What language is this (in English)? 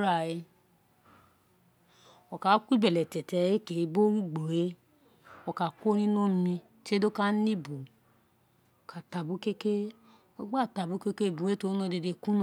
Isekiri